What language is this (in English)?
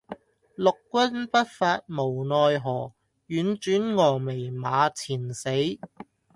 Cantonese